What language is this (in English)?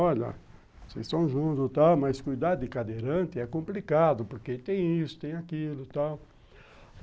Portuguese